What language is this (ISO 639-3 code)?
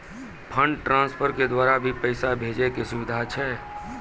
mai